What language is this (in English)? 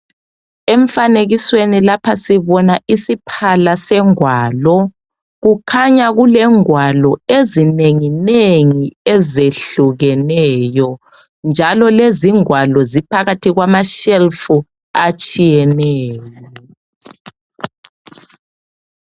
North Ndebele